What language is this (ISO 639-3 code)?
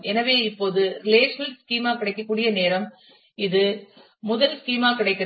tam